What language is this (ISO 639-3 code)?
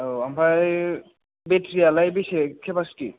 brx